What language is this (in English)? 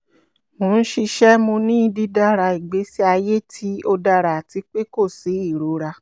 Yoruba